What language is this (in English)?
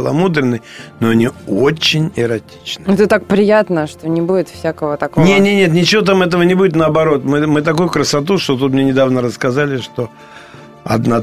Russian